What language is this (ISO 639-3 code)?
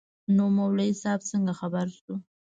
pus